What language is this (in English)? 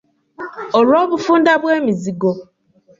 Ganda